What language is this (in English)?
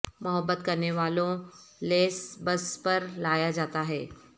Urdu